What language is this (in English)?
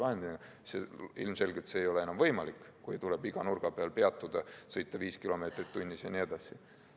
Estonian